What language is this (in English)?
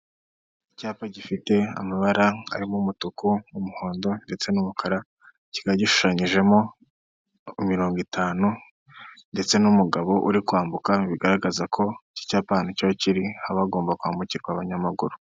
Kinyarwanda